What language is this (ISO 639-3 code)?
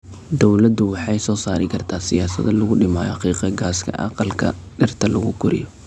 som